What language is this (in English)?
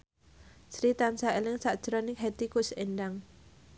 Javanese